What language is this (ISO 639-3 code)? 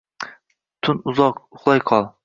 uzb